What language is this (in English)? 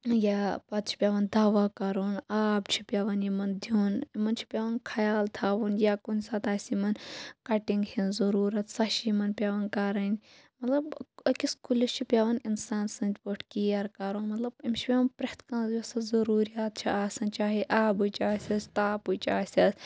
Kashmiri